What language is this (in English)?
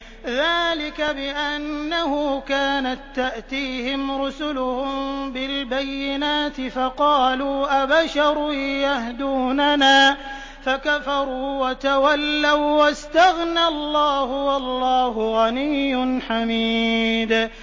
Arabic